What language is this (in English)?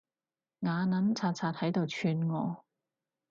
Cantonese